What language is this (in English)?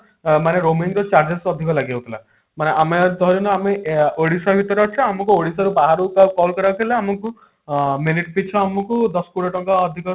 Odia